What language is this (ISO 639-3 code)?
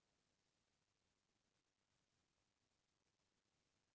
hne